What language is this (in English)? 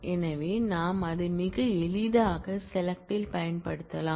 Tamil